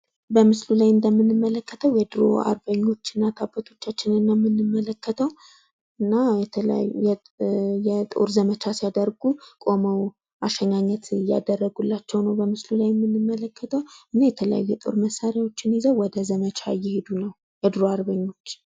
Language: Amharic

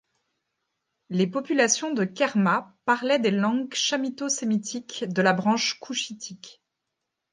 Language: French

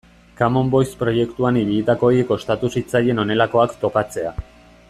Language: Basque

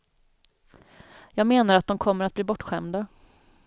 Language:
Swedish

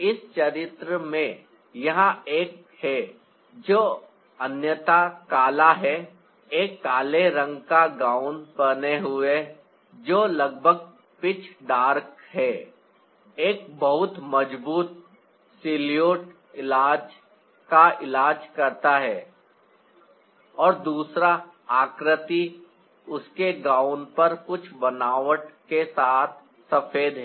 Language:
Hindi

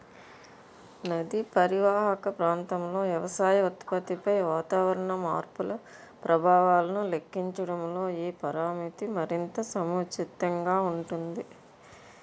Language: Telugu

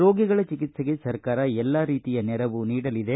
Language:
Kannada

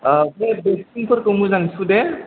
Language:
Bodo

